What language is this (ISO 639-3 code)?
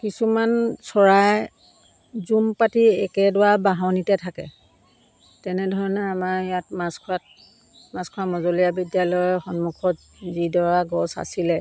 asm